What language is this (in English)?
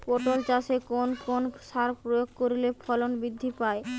Bangla